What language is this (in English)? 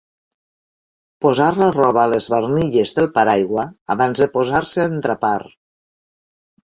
Catalan